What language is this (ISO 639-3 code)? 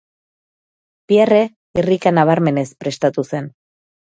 eus